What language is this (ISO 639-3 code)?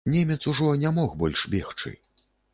bel